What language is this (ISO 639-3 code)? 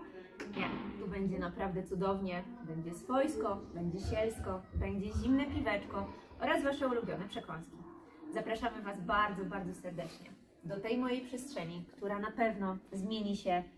pol